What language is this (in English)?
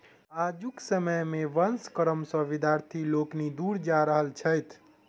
Maithili